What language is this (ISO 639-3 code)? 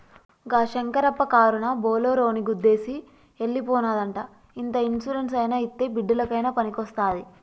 tel